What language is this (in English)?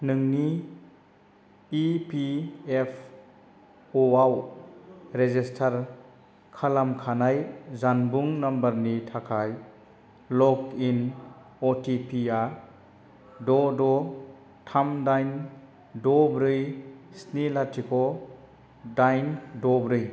Bodo